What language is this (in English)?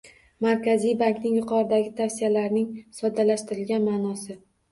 Uzbek